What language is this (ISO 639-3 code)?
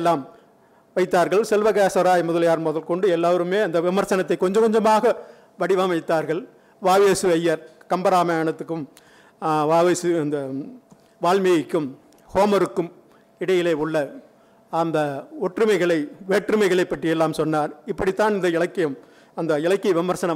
tam